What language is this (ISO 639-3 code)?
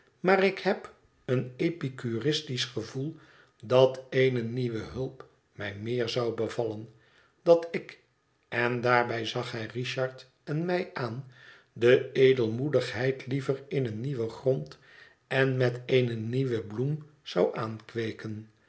nld